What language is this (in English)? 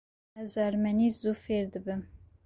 Kurdish